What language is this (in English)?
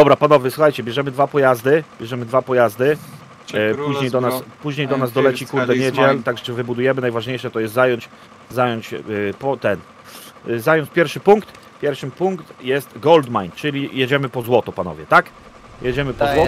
Polish